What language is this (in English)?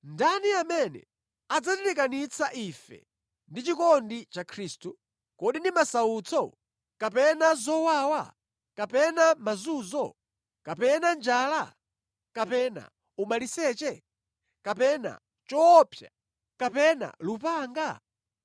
Nyanja